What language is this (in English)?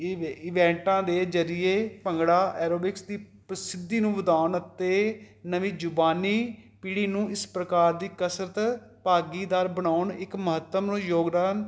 Punjabi